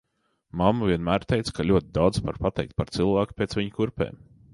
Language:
Latvian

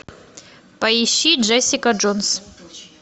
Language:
Russian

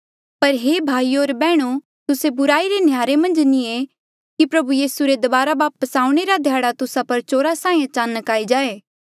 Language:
Mandeali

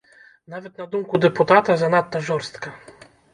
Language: Belarusian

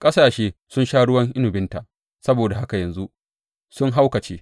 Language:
Hausa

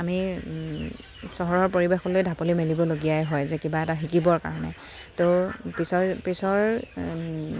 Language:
Assamese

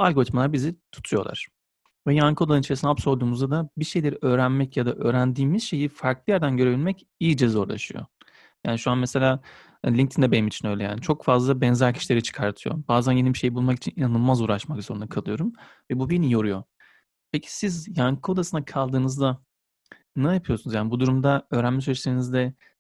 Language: Turkish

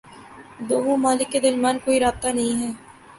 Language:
Urdu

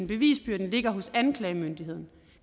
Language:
Danish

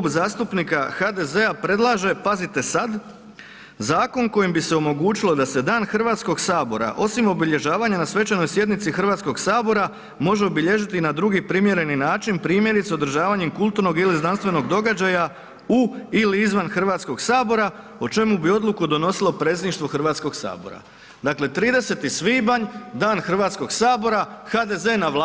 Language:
Croatian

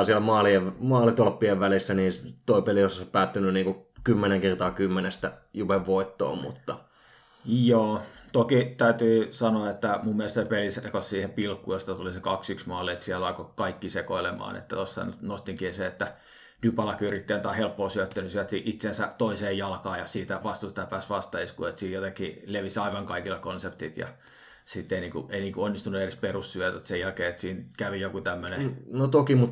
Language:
Finnish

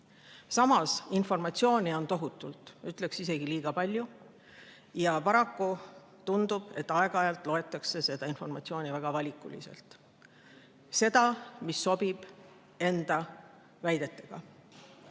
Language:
Estonian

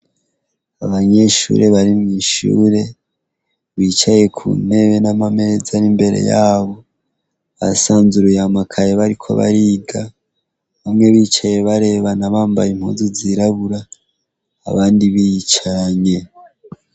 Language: Rundi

